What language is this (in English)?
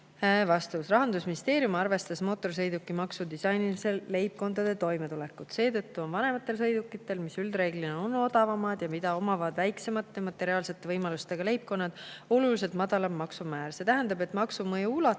Estonian